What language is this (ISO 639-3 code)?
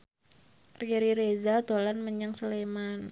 jav